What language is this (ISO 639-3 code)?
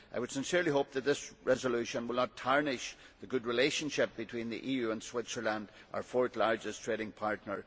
eng